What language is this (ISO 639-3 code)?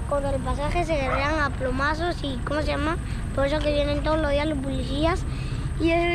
spa